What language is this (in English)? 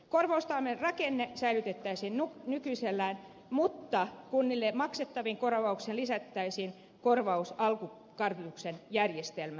Finnish